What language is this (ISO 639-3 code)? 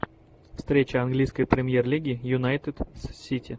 rus